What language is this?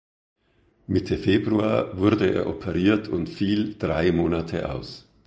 German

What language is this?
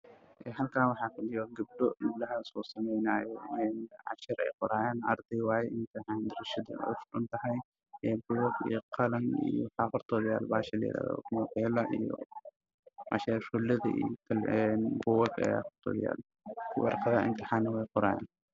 Somali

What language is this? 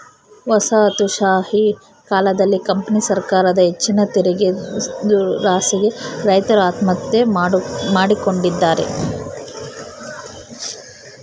Kannada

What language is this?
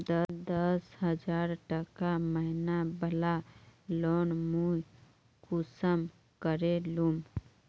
Magahi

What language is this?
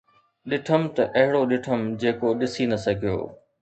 Sindhi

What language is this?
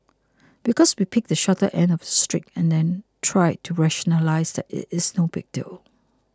English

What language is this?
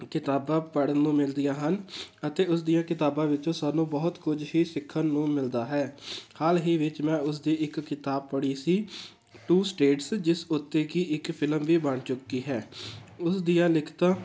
Punjabi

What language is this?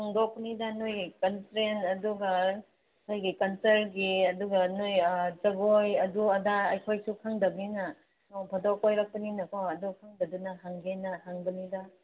Manipuri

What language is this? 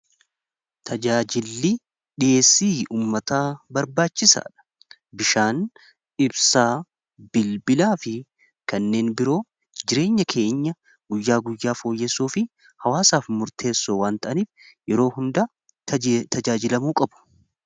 Oromo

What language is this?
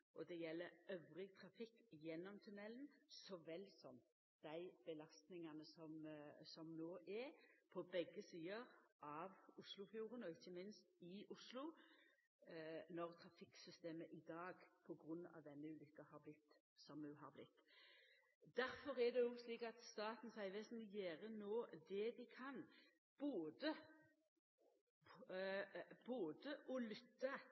Norwegian Nynorsk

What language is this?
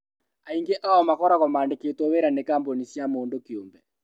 Kikuyu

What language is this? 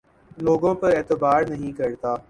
Urdu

